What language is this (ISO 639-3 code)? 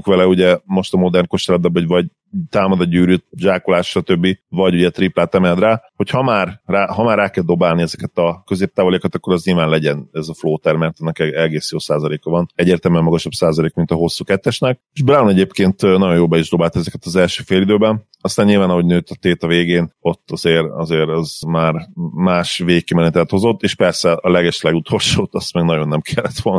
hun